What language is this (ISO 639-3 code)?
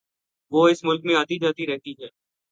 urd